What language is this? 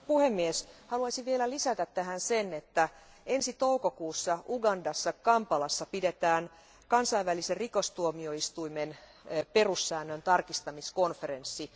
Finnish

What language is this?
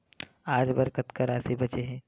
Chhattisgarhi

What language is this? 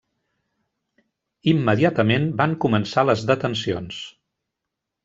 Catalan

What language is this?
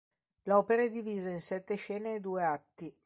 Italian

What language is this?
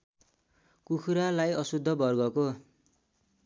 Nepali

